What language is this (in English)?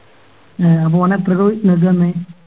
Malayalam